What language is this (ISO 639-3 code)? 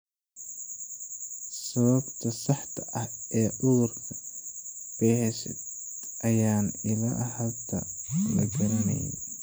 som